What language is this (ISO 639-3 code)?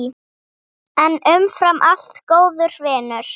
isl